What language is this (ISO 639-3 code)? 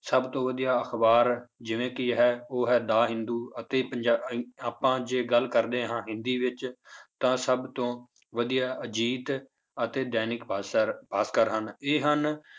pan